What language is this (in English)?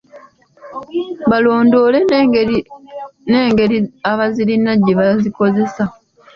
Ganda